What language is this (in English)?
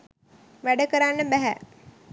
Sinhala